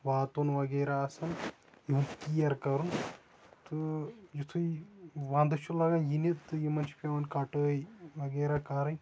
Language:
Kashmiri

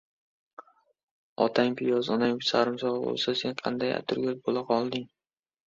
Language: Uzbek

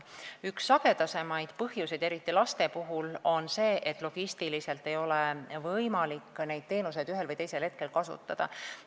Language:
Estonian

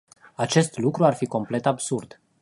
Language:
Romanian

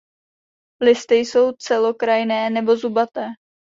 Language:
Czech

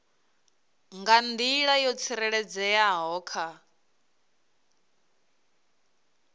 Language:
Venda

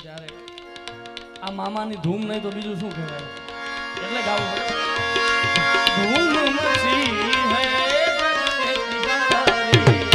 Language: Gujarati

